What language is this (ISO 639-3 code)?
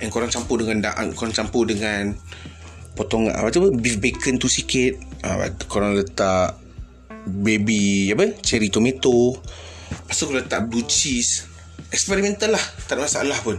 msa